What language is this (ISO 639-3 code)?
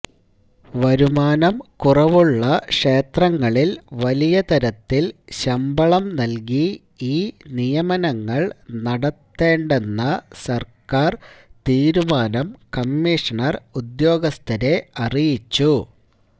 mal